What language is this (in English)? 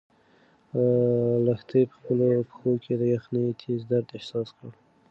Pashto